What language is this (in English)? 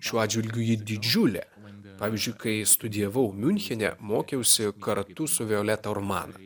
Lithuanian